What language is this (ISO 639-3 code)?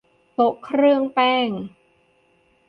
tha